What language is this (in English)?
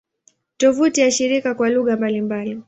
Swahili